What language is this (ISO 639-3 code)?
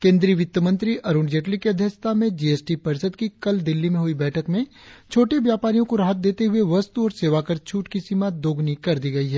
hin